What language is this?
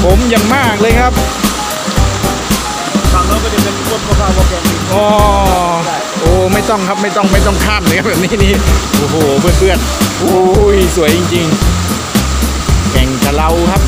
Thai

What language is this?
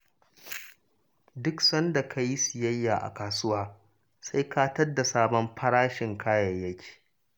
Hausa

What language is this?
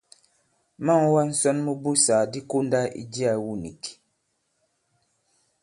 Bankon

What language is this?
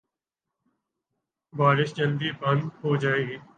Urdu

